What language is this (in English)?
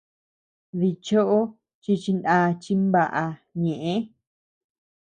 Tepeuxila Cuicatec